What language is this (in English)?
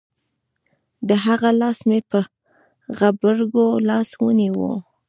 Pashto